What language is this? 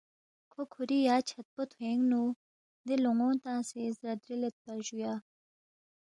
Balti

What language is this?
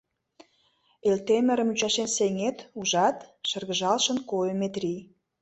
Mari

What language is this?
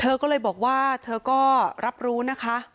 Thai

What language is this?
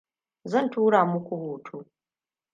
Hausa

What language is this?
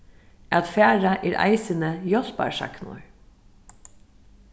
Faroese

